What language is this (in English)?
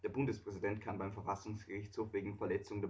German